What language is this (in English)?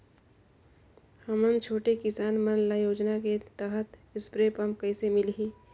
Chhattisgarhi